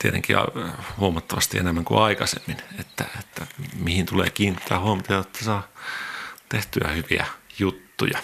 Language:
Finnish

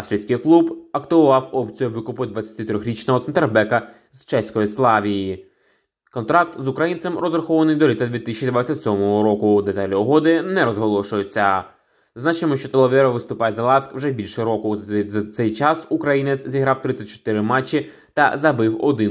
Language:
Ukrainian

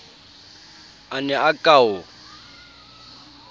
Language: Southern Sotho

